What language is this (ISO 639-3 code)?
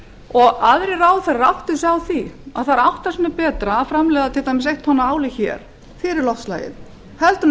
isl